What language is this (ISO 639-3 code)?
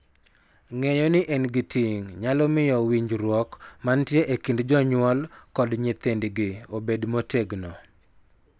luo